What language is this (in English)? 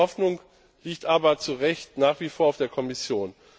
German